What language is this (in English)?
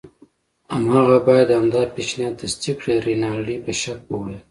Pashto